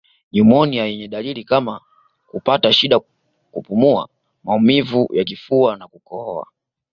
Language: Swahili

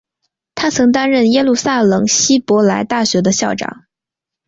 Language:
Chinese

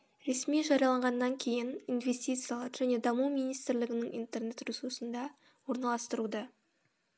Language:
Kazakh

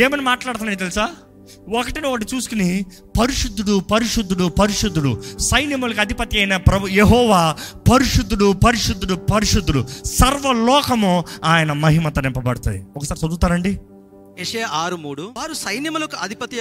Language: Telugu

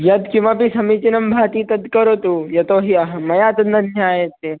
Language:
Sanskrit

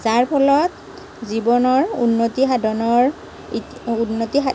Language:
Assamese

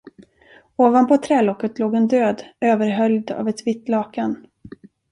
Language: Swedish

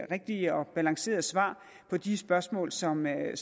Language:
Danish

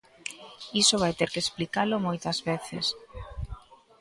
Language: Galician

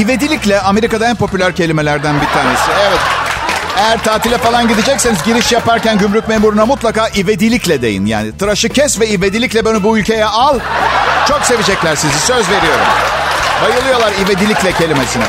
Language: Turkish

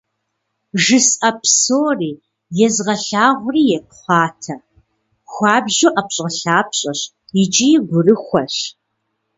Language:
Kabardian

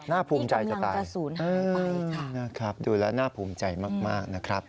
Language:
Thai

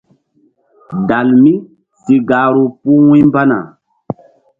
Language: Mbum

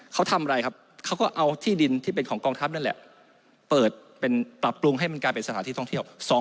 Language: Thai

